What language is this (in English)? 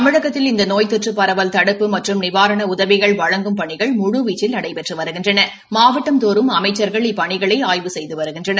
Tamil